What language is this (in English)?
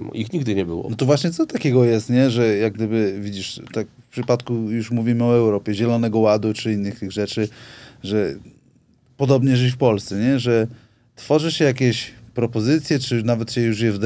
Polish